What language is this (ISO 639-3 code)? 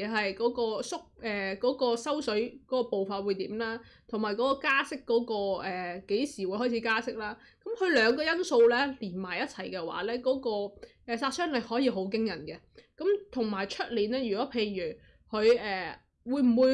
zho